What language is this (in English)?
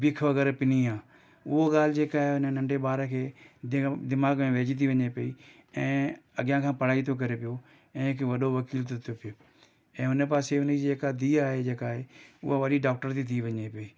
Sindhi